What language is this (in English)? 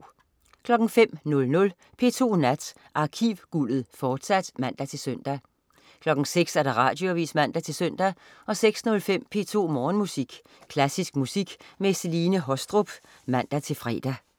Danish